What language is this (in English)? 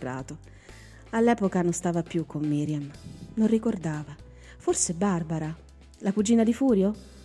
Italian